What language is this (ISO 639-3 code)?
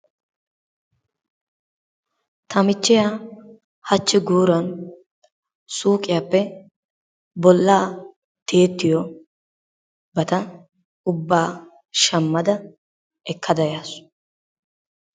wal